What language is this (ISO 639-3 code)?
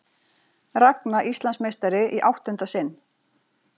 isl